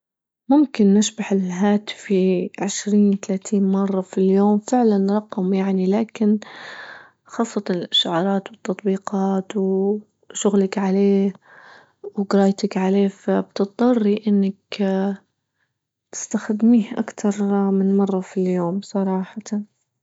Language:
Libyan Arabic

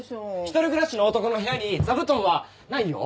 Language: Japanese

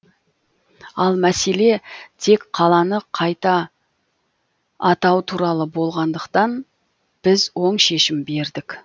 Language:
Kazakh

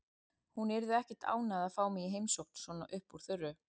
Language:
Icelandic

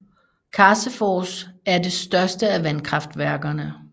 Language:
Danish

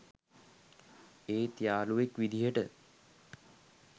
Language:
Sinhala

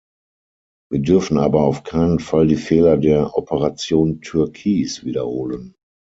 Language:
German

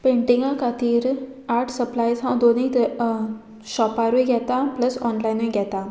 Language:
Konkani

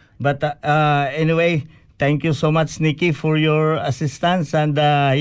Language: Filipino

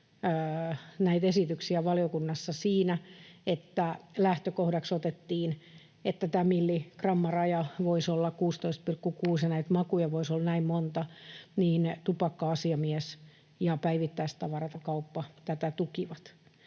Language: Finnish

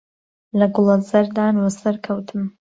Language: Central Kurdish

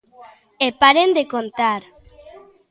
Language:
Galician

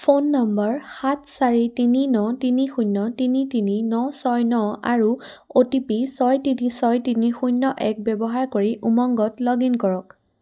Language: Assamese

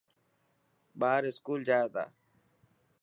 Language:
Dhatki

